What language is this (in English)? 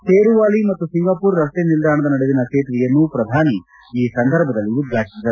Kannada